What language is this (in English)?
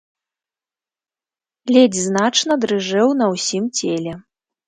Belarusian